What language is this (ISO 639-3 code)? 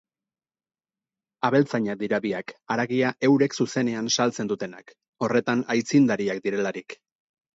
eus